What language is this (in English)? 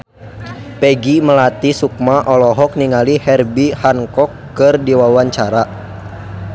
Sundanese